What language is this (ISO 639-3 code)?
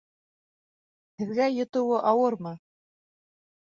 bak